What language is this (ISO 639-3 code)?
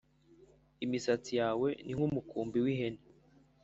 kin